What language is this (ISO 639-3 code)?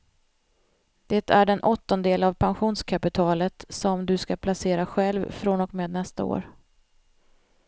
swe